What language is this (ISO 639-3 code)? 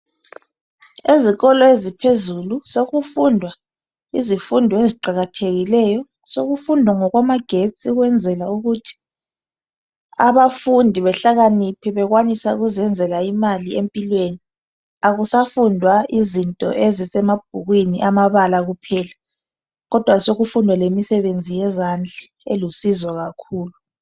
nde